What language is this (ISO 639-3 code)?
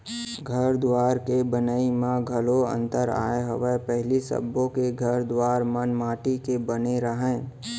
hne